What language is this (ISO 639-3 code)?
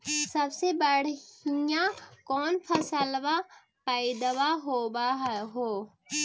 mag